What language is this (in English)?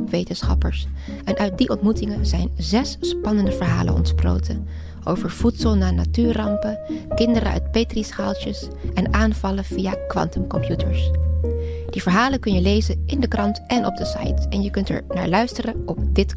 Dutch